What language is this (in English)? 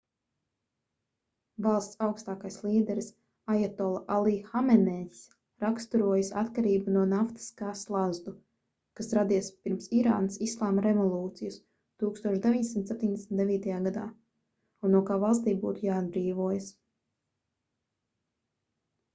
Latvian